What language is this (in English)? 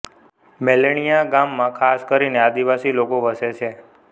Gujarati